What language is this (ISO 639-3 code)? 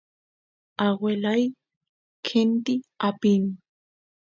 qus